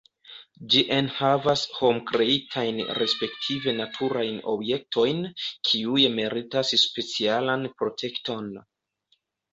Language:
Esperanto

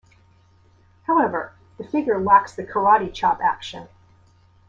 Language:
English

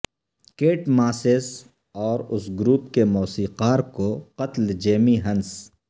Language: Urdu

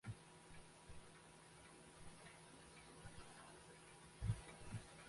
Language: Western Frisian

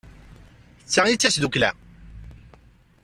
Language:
Kabyle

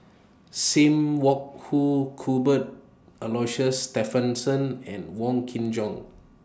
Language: English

